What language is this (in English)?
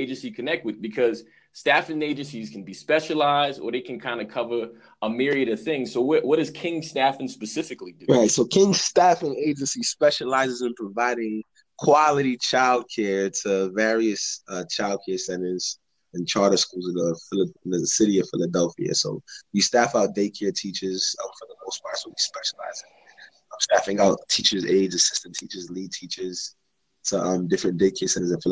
English